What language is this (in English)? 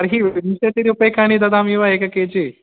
Sanskrit